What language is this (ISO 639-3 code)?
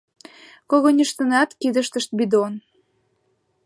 chm